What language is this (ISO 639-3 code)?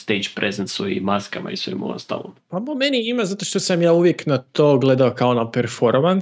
hrv